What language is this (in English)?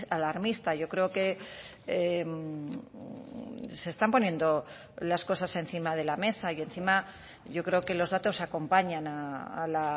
Spanish